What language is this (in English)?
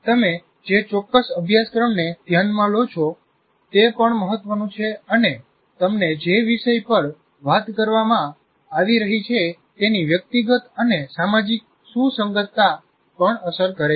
Gujarati